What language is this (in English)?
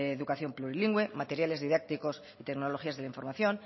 Spanish